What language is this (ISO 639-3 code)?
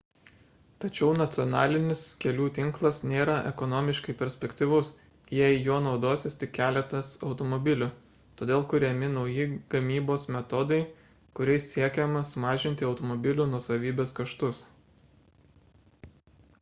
lit